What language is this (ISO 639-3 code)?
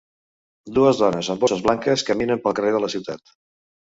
cat